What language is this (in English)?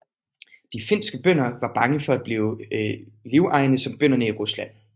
Danish